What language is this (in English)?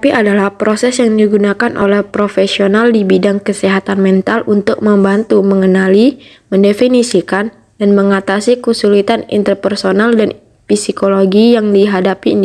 Indonesian